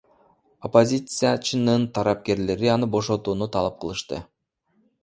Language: Kyrgyz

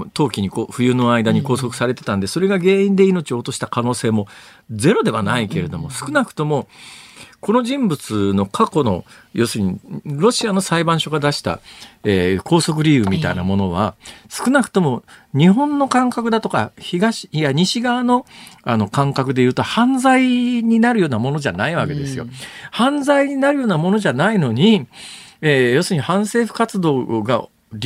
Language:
Japanese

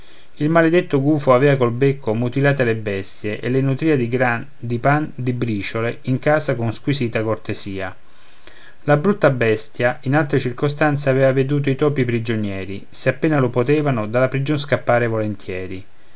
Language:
Italian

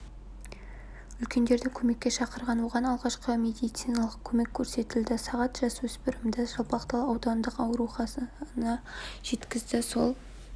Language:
Kazakh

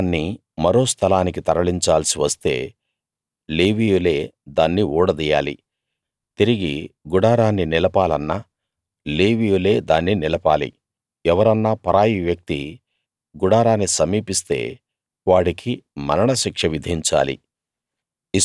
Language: Telugu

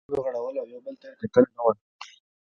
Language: Pashto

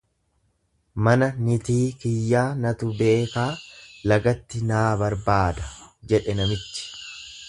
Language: Oromo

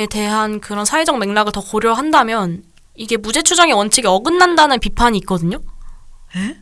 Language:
Korean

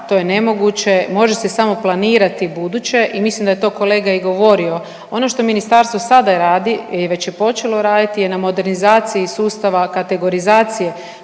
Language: Croatian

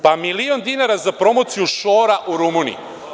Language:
Serbian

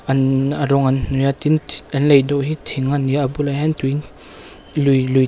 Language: Mizo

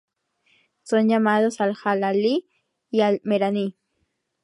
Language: Spanish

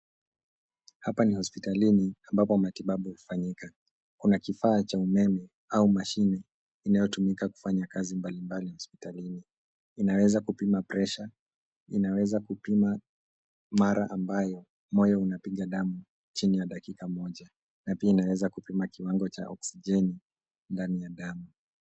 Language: Swahili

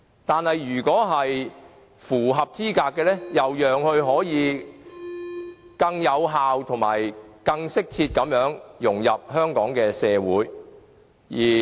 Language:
Cantonese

